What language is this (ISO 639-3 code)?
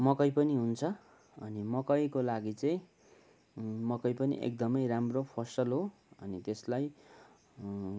nep